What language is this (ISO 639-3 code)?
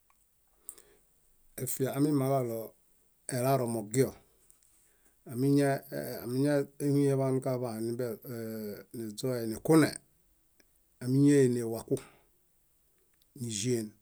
bda